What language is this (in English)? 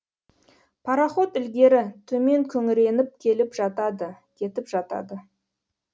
Kazakh